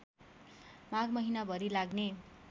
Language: Nepali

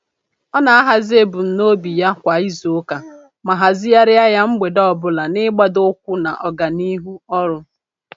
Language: Igbo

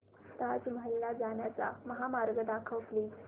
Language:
Marathi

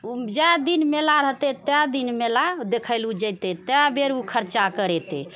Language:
Maithili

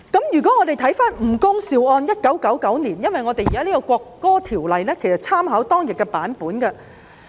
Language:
Cantonese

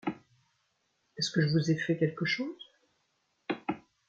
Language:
French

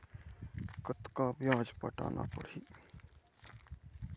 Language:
Chhattisgarhi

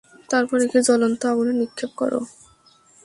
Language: Bangla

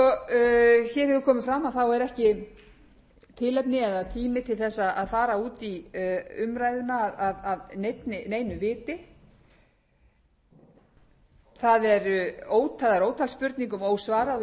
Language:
Icelandic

